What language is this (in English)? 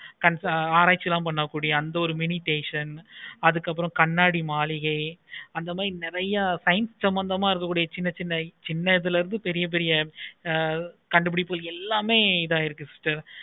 Tamil